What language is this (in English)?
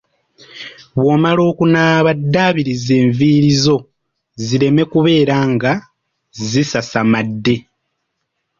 Ganda